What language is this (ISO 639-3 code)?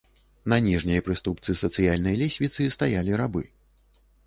bel